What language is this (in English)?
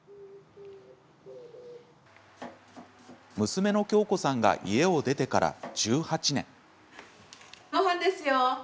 Japanese